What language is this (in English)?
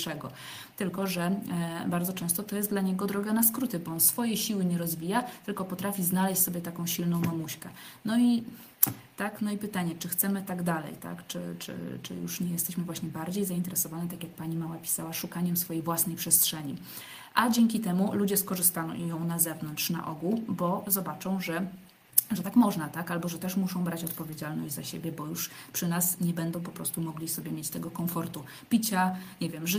Polish